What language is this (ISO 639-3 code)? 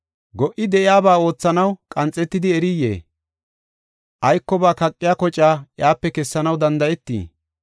gof